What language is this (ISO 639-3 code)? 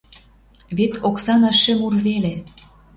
mrj